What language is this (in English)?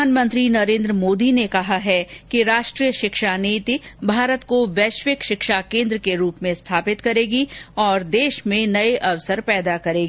Hindi